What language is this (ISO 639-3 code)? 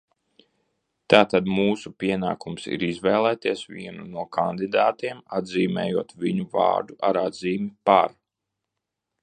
lav